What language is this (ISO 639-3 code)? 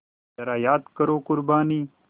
hin